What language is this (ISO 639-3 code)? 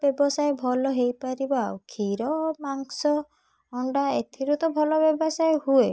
ori